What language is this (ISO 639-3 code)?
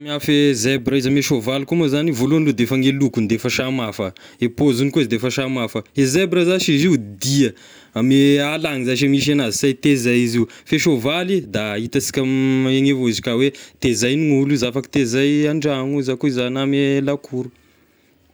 tkg